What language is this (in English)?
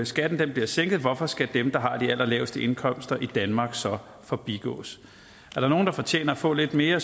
Danish